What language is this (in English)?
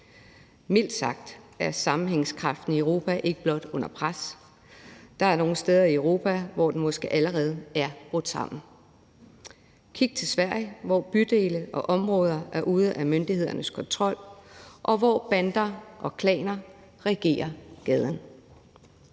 Danish